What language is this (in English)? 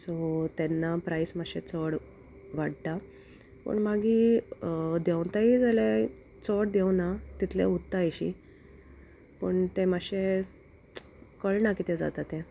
Konkani